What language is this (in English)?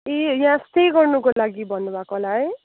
Nepali